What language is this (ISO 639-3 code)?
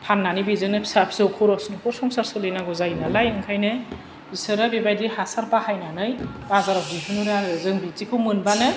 brx